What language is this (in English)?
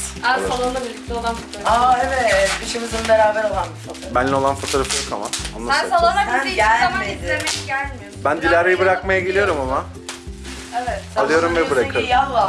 Turkish